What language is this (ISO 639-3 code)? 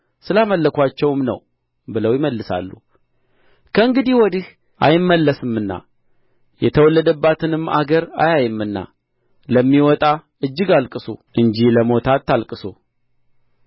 amh